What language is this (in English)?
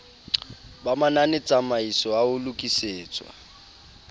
Southern Sotho